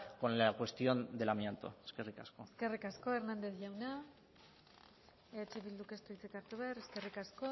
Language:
Basque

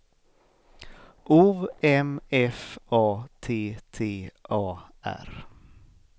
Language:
Swedish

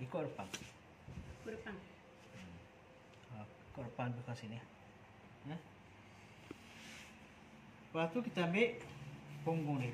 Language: Malay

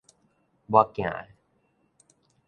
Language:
Min Nan Chinese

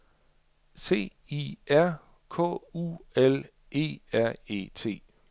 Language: Danish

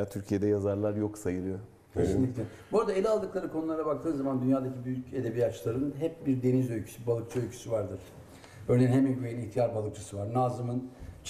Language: Turkish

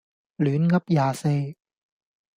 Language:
Cantonese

